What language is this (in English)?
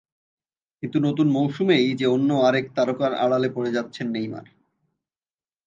Bangla